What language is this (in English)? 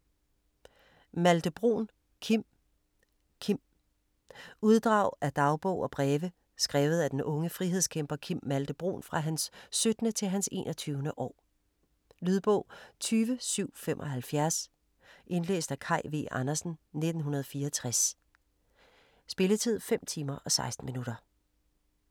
Danish